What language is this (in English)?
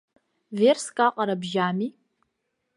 Abkhazian